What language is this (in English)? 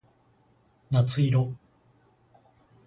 Japanese